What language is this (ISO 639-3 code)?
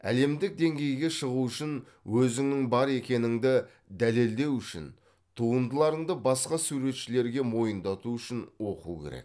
kaz